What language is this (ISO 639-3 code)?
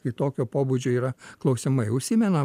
lit